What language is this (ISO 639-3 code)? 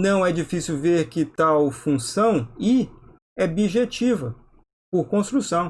por